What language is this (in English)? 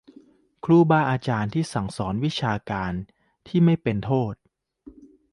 Thai